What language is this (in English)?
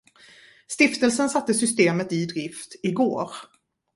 Swedish